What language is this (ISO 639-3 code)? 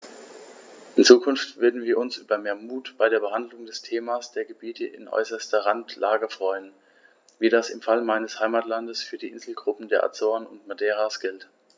deu